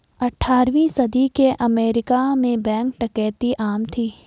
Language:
Hindi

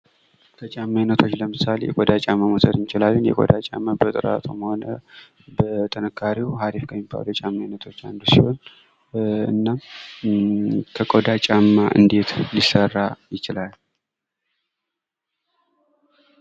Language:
Amharic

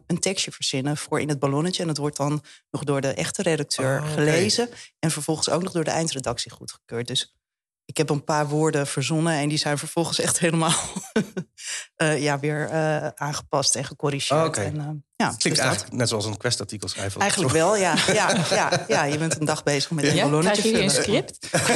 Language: Dutch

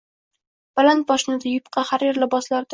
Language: Uzbek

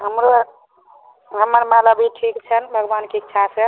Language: Maithili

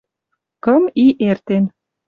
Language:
Western Mari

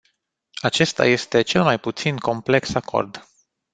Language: Romanian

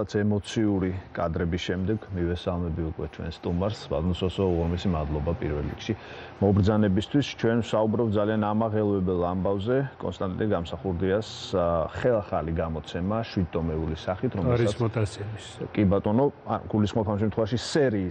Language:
Romanian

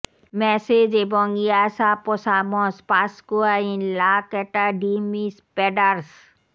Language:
Bangla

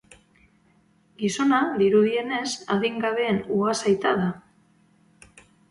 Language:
Basque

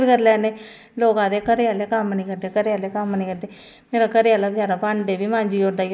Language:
Dogri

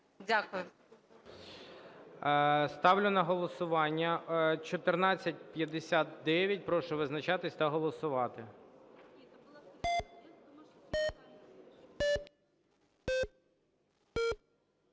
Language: Ukrainian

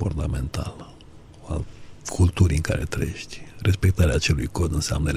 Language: Romanian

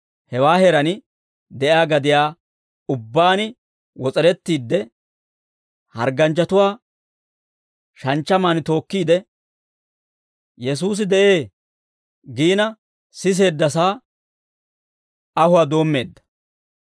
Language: Dawro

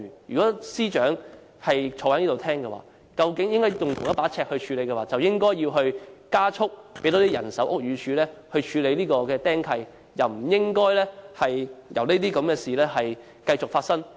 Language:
Cantonese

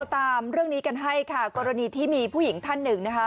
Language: Thai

